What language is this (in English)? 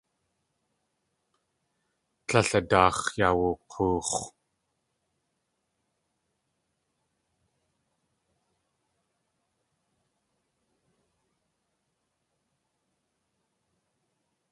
Tlingit